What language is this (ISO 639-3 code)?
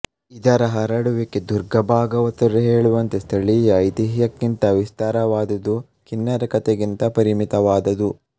kan